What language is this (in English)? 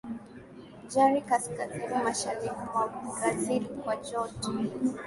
Swahili